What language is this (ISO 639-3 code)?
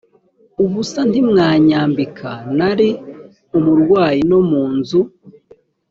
kin